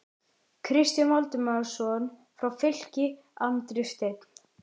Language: Icelandic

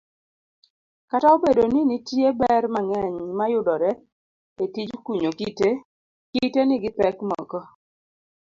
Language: Luo (Kenya and Tanzania)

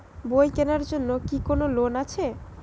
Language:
Bangla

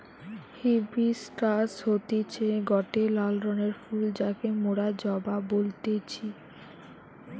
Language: Bangla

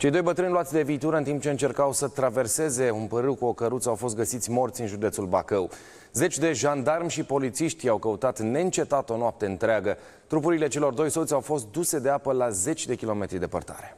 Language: Romanian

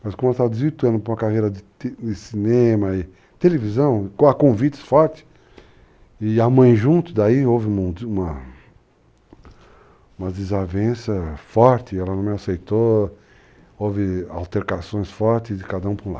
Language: Portuguese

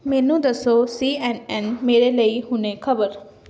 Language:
Punjabi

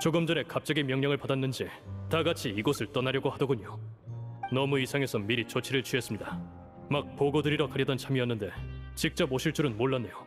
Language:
Korean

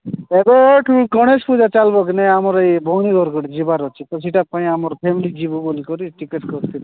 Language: Odia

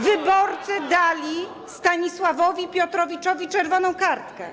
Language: Polish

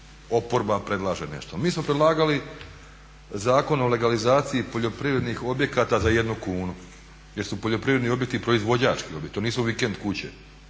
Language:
Croatian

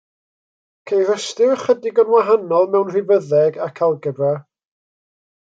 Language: Welsh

